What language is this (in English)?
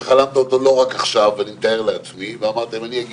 Hebrew